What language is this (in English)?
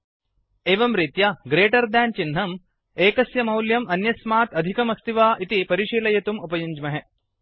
Sanskrit